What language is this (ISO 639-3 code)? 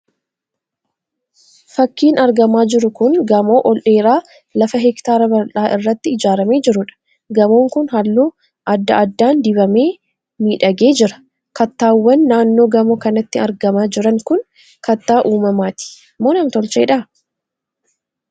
orm